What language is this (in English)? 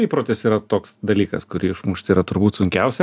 Lithuanian